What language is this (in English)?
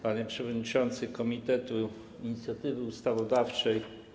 Polish